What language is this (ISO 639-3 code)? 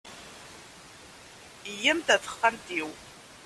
kab